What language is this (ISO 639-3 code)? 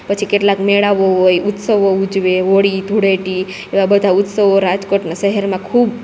guj